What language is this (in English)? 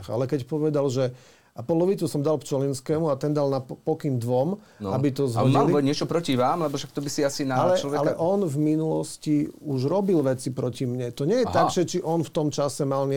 Slovak